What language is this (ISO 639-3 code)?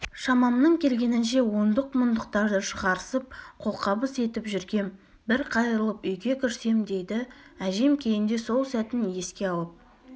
kaz